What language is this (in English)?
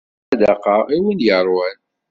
Kabyle